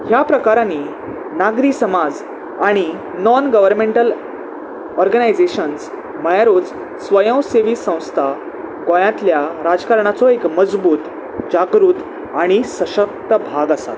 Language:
Konkani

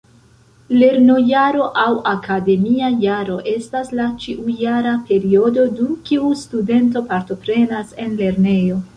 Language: Esperanto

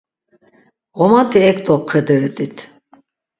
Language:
Laz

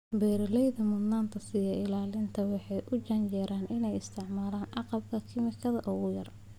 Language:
Somali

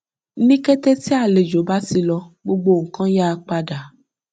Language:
Yoruba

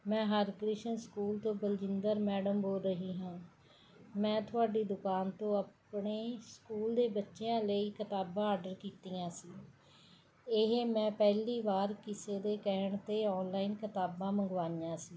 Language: Punjabi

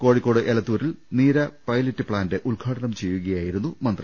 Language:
Malayalam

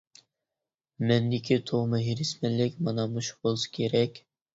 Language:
Uyghur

